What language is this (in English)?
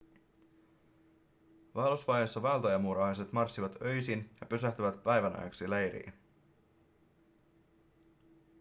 Finnish